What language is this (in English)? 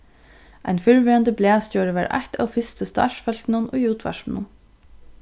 Faroese